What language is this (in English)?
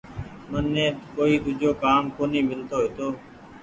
Goaria